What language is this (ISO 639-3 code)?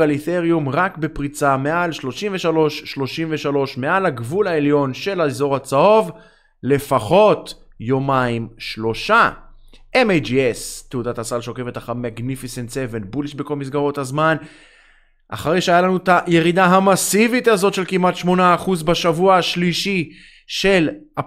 heb